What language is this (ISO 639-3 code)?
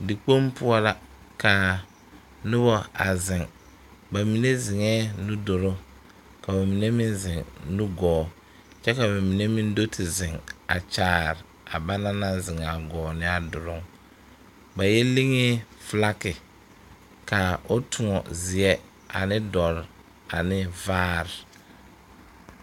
dga